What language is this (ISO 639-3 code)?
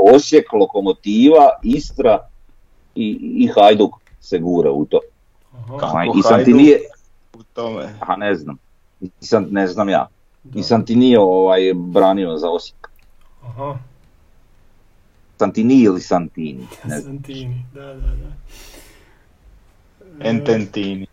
hrv